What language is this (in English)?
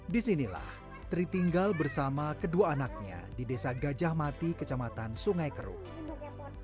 Indonesian